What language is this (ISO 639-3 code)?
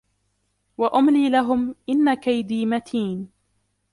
ara